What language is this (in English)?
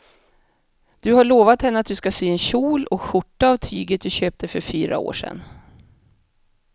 Swedish